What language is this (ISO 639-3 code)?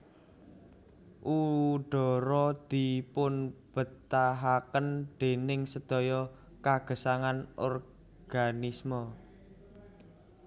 jav